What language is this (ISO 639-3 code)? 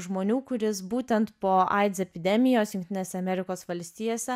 lit